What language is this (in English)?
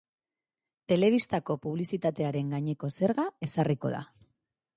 Basque